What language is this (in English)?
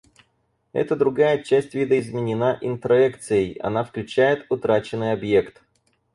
Russian